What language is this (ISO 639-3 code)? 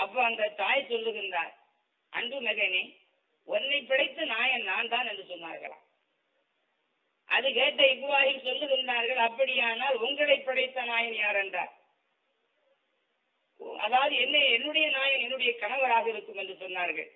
tam